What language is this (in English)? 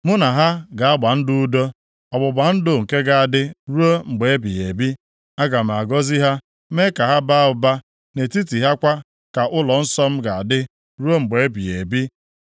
Igbo